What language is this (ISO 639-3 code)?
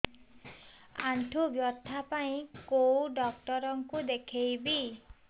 ori